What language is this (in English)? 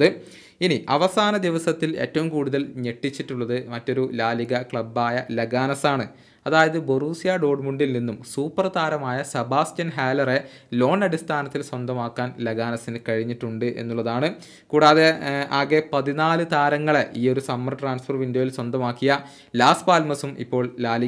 Malayalam